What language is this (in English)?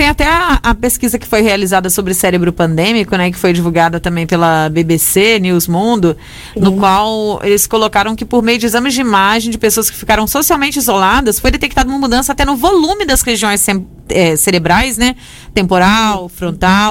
Portuguese